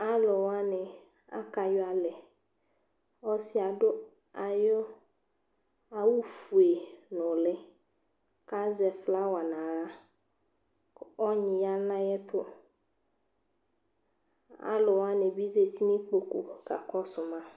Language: Ikposo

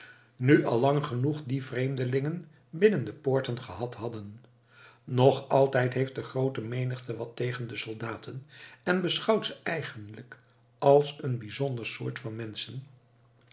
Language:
Dutch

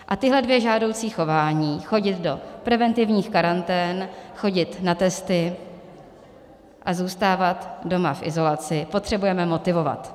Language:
Czech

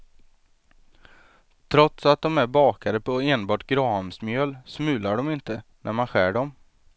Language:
Swedish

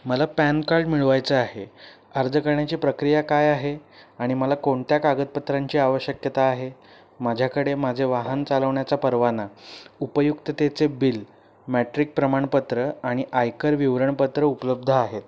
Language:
Marathi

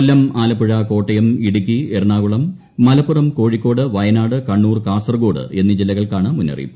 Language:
Malayalam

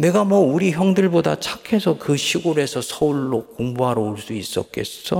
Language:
Korean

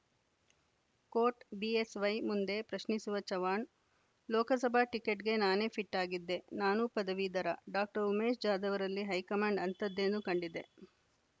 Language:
Kannada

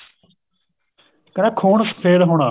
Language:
Punjabi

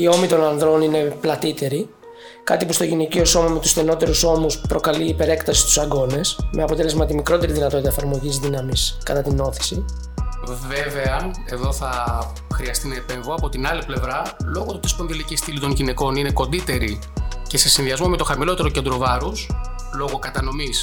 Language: Greek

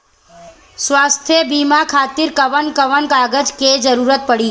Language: Bhojpuri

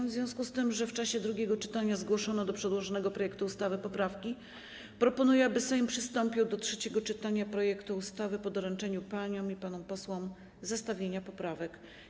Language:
Polish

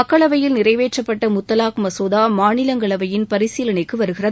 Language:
Tamil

